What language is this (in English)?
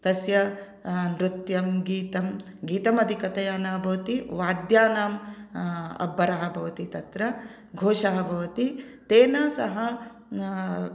Sanskrit